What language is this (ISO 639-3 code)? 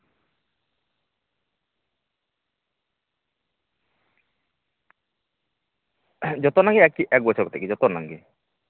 sat